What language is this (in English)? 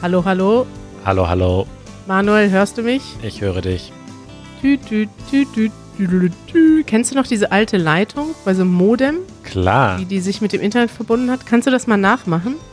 German